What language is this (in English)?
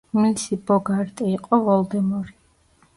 Georgian